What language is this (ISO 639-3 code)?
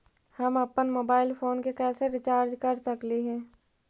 mag